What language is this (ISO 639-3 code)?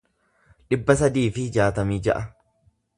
orm